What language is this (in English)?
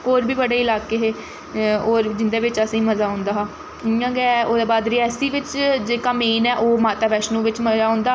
Dogri